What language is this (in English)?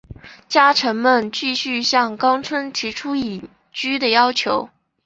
Chinese